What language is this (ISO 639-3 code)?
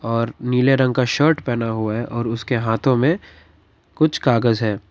hin